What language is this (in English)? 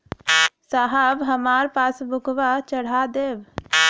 Bhojpuri